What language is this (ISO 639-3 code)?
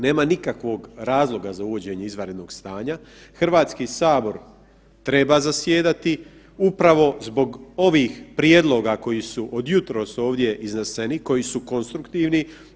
hrv